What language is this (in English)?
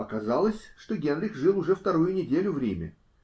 Russian